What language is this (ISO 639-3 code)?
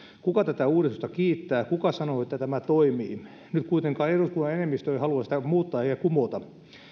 fin